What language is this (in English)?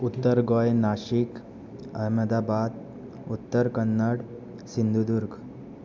Konkani